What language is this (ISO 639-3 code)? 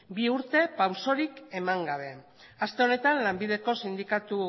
eus